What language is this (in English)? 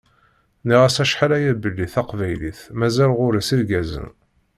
Kabyle